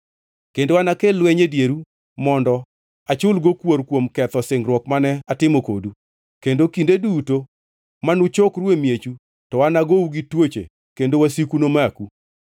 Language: Luo (Kenya and Tanzania)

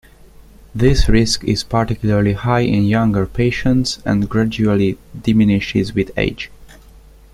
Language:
English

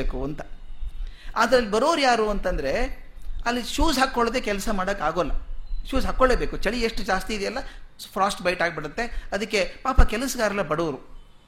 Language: Kannada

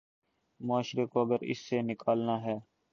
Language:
Urdu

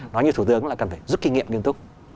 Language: Vietnamese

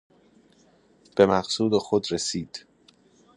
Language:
Persian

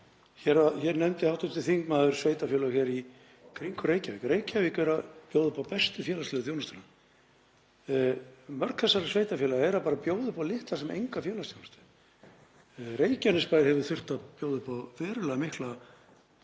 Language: Icelandic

